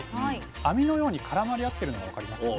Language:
Japanese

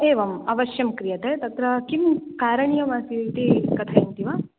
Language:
Sanskrit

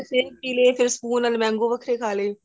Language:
Punjabi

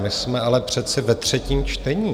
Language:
Czech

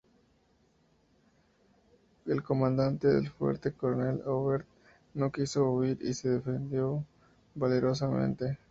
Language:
Spanish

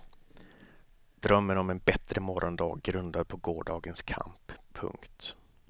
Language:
Swedish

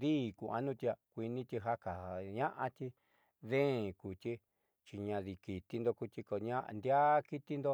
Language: Southeastern Nochixtlán Mixtec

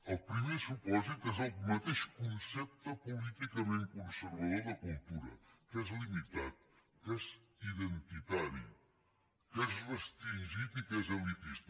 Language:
Catalan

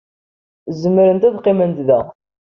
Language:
Kabyle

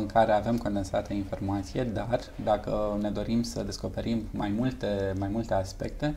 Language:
Romanian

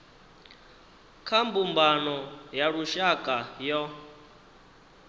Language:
Venda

